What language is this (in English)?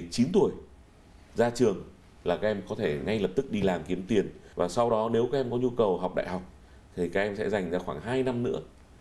Vietnamese